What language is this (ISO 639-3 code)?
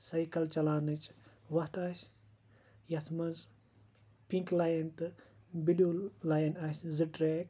kas